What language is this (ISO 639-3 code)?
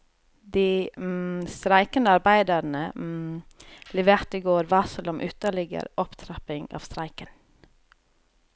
nor